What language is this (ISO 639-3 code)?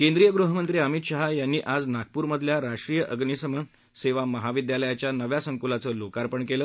mar